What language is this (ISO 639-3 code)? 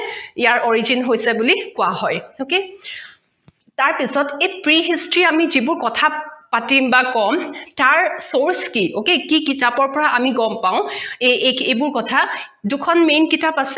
asm